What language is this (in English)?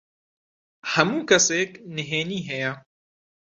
Central Kurdish